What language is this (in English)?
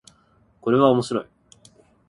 Japanese